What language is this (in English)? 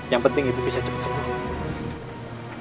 Indonesian